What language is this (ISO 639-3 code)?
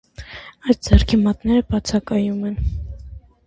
hye